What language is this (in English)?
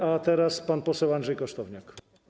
Polish